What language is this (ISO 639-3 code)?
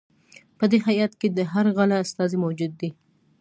pus